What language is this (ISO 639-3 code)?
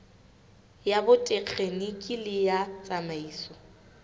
sot